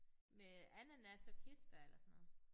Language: Danish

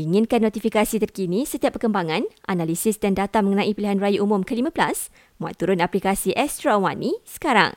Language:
Malay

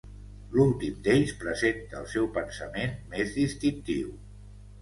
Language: Catalan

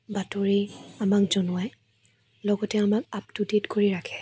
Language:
Assamese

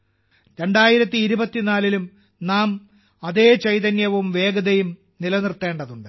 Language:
Malayalam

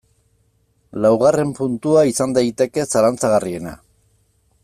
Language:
Basque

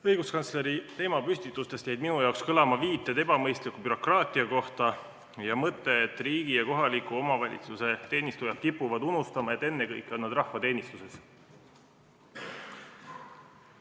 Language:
Estonian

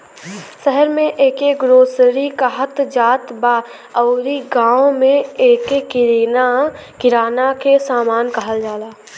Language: Bhojpuri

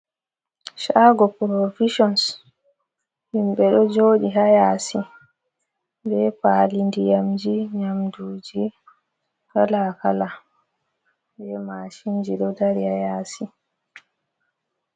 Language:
Fula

